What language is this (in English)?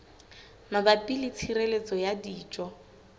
Southern Sotho